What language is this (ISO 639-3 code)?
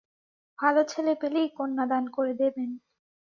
ben